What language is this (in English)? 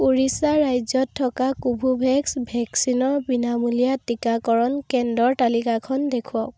Assamese